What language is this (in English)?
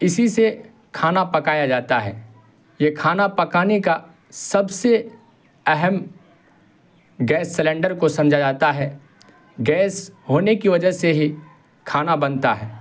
Urdu